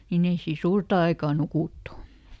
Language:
Finnish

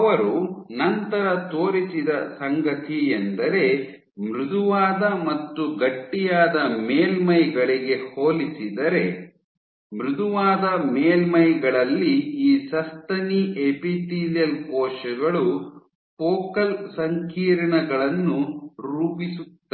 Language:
Kannada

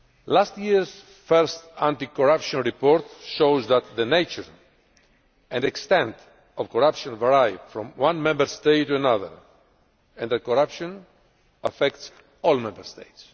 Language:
English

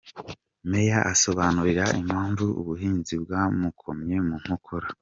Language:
Kinyarwanda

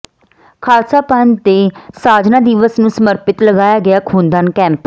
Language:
Punjabi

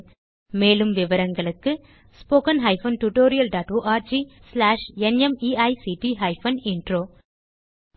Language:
Tamil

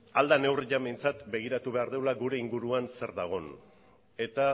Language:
Basque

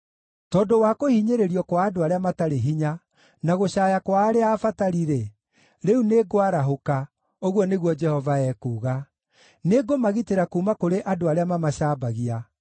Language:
Kikuyu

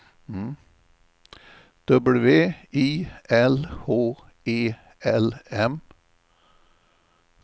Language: Swedish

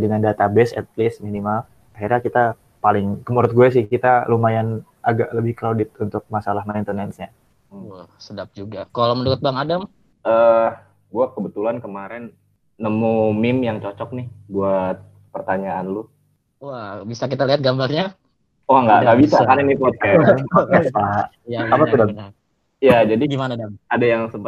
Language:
Indonesian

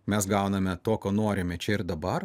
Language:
Lithuanian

